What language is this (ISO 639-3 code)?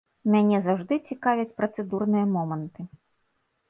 bel